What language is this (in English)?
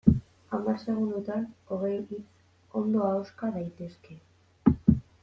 Basque